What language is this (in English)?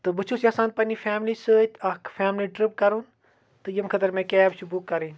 Kashmiri